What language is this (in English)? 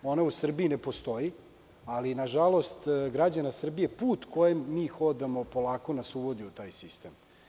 Serbian